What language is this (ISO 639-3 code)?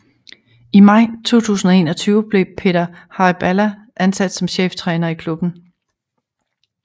dan